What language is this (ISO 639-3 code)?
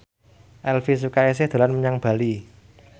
jav